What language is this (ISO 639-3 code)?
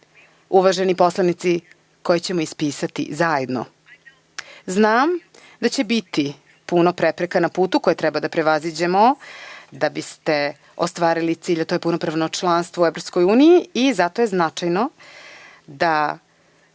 srp